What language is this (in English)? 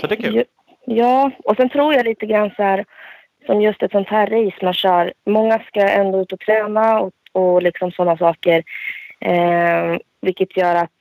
Swedish